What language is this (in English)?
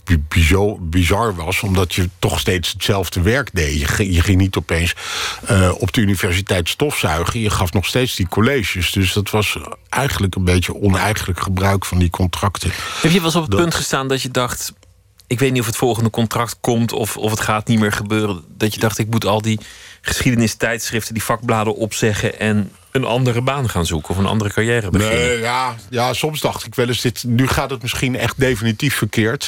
Dutch